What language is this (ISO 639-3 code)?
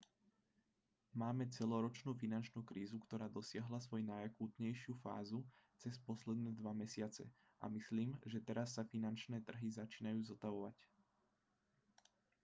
slk